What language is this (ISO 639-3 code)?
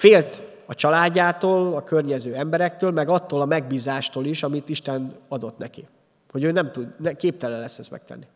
hun